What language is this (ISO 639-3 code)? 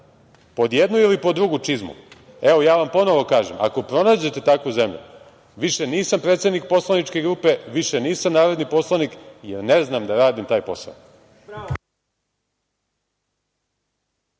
srp